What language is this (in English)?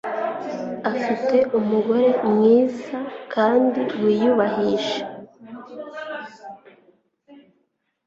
Kinyarwanda